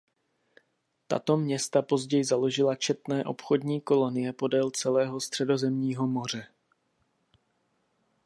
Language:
Czech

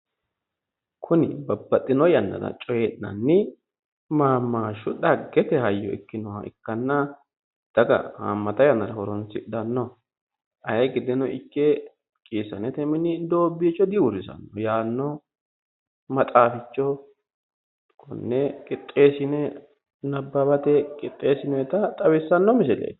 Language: Sidamo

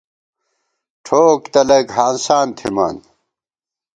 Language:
Gawar-Bati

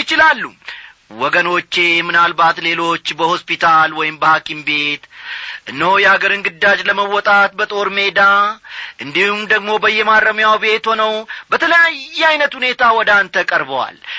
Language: Amharic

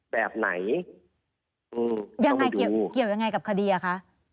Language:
Thai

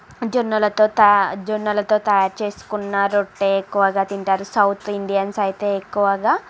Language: Telugu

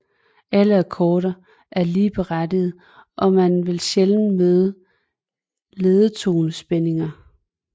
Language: Danish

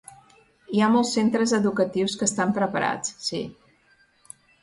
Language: Catalan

